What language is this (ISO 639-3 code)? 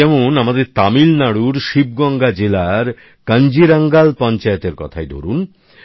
ben